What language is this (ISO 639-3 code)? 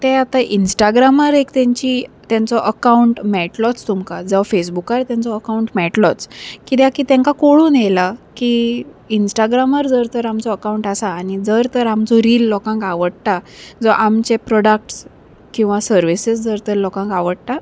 kok